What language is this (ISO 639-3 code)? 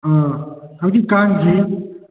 mni